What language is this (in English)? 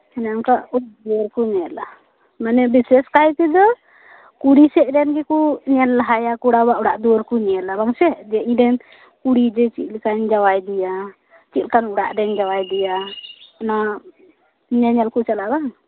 Santali